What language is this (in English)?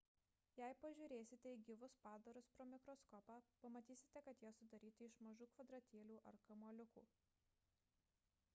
Lithuanian